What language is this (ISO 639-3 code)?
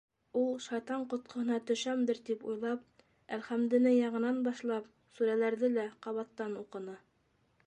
bak